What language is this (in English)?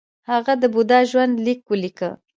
Pashto